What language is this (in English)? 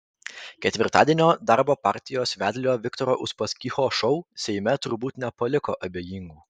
Lithuanian